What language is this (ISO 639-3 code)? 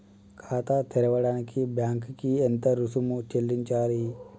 tel